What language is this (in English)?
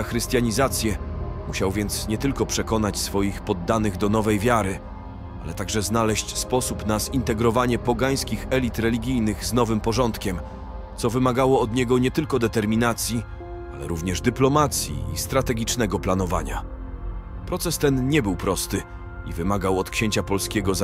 Polish